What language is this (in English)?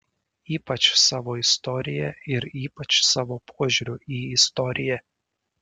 Lithuanian